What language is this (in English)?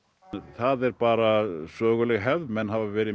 Icelandic